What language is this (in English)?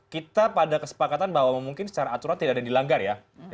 Indonesian